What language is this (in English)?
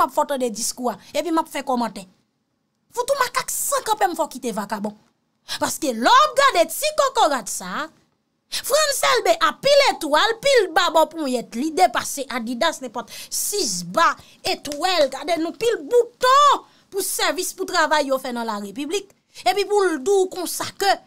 French